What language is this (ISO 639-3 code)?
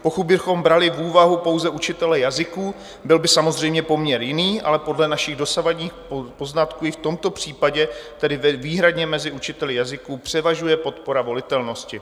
ces